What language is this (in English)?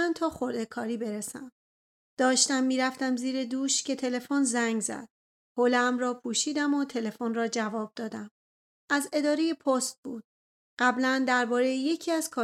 Persian